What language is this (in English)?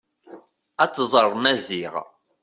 Kabyle